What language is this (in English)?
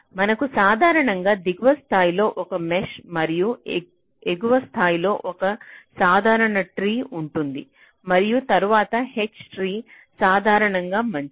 Telugu